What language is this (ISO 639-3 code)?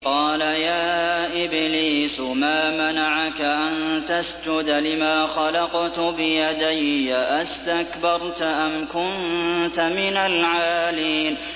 ara